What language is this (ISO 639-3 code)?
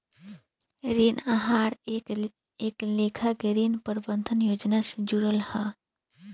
bho